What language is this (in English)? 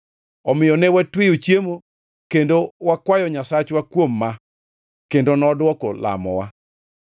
Luo (Kenya and Tanzania)